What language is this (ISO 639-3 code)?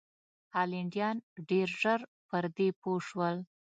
pus